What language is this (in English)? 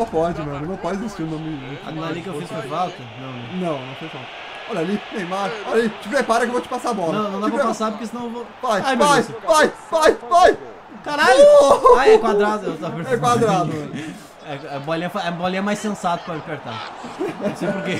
Portuguese